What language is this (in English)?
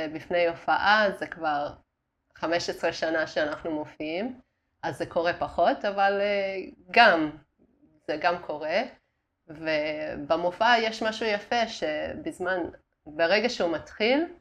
Hebrew